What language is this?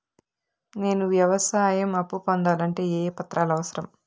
Telugu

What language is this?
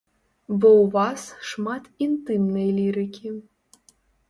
Belarusian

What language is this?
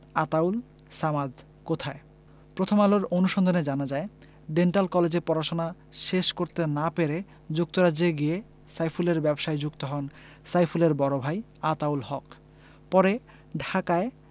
Bangla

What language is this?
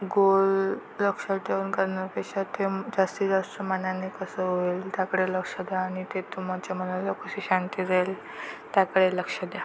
Marathi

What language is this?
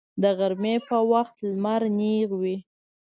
Pashto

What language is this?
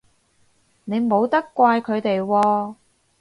Cantonese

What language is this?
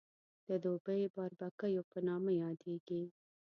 Pashto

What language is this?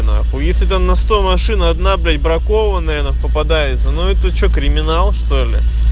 Russian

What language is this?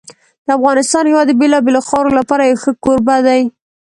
Pashto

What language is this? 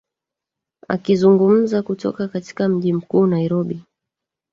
Swahili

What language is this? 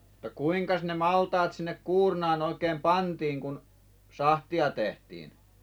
Finnish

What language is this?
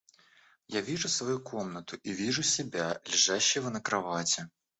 Russian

